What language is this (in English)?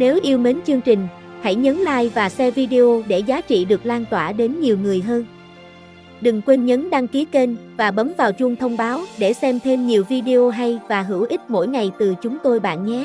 Vietnamese